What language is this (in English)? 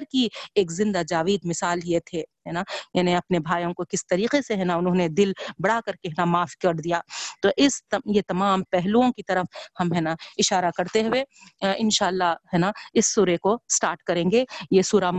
Urdu